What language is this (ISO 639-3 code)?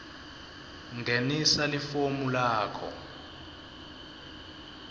ssw